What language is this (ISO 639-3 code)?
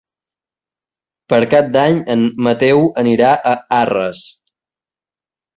cat